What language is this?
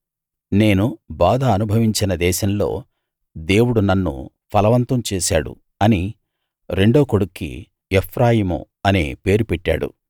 Telugu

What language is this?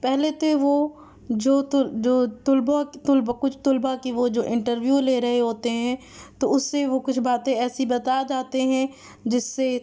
Urdu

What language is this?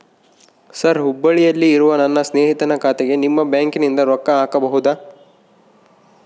Kannada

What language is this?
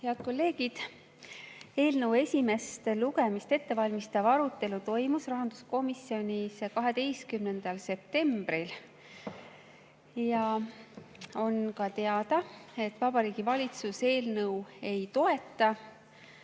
Estonian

